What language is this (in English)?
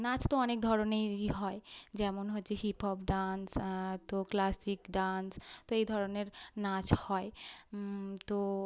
Bangla